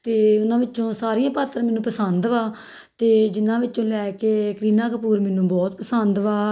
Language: Punjabi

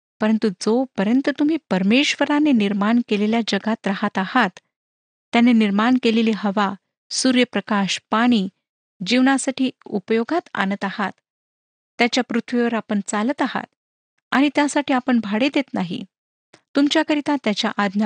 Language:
Marathi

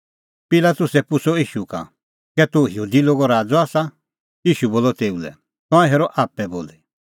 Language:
Kullu Pahari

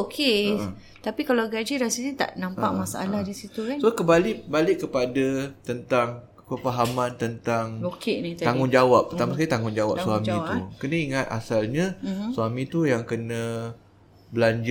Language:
Malay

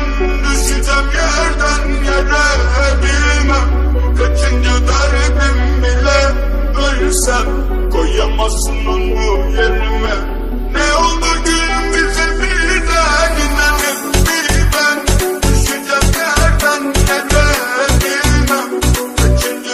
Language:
Arabic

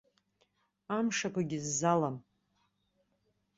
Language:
Abkhazian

